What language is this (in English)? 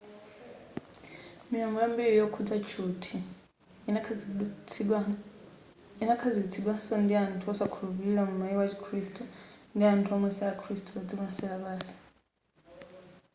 Nyanja